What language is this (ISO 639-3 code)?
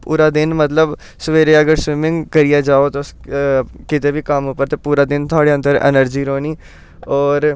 doi